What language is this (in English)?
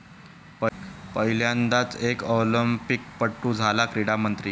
Marathi